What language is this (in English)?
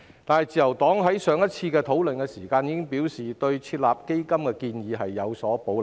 Cantonese